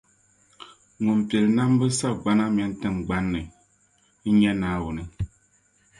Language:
Dagbani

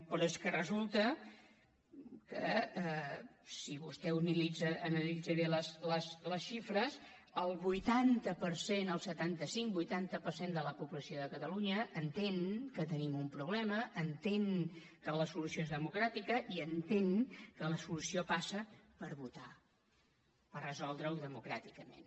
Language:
Catalan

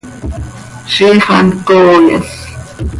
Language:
Seri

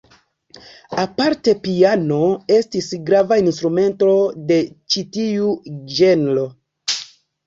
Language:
Esperanto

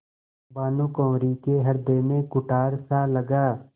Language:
Hindi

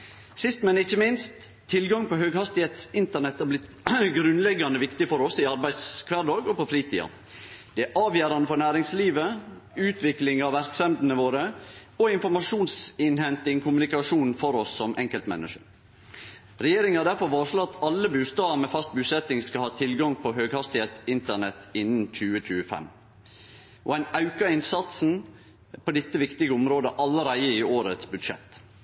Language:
Norwegian Nynorsk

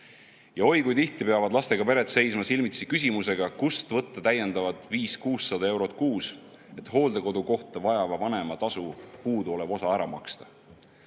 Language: Estonian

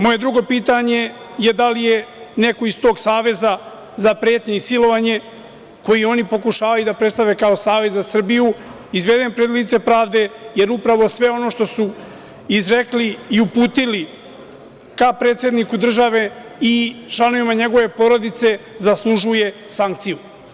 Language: Serbian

